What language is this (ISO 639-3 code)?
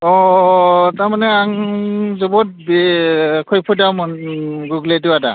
brx